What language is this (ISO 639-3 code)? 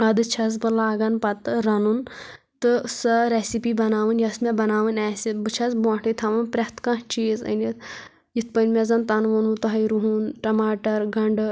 kas